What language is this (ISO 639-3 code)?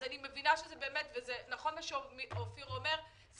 heb